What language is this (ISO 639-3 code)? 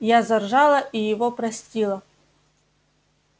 rus